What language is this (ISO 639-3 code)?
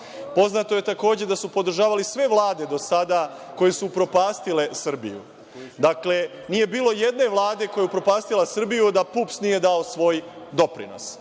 srp